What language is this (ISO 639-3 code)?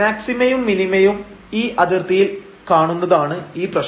mal